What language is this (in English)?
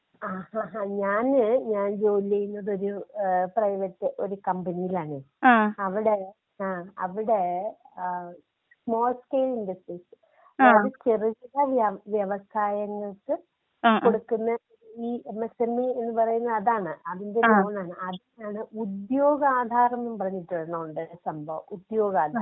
Malayalam